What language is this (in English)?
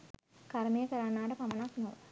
Sinhala